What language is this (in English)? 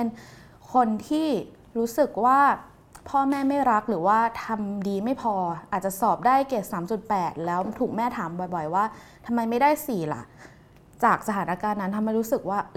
Thai